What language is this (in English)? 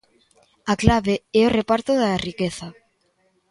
Galician